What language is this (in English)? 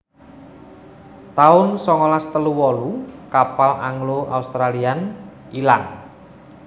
Javanese